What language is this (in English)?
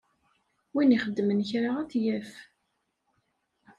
Kabyle